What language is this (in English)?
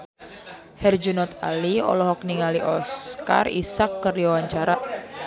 Sundanese